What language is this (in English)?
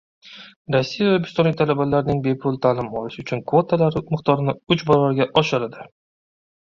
Uzbek